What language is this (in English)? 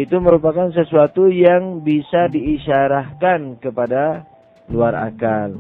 Indonesian